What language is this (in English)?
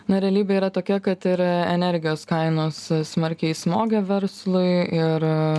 Lithuanian